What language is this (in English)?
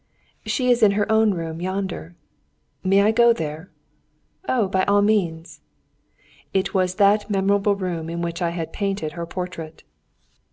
English